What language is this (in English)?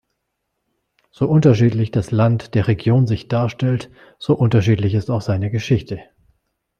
German